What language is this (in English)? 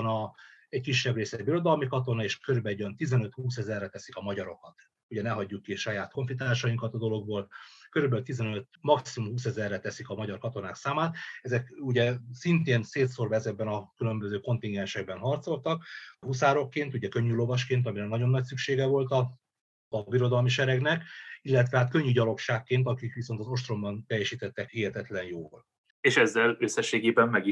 Hungarian